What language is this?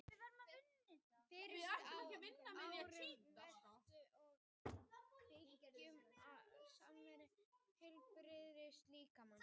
Icelandic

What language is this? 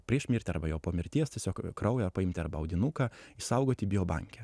Lithuanian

